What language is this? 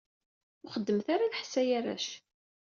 Kabyle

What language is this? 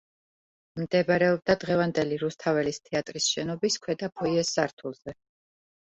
Georgian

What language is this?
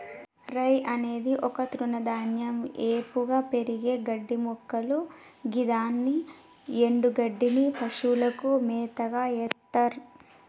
Telugu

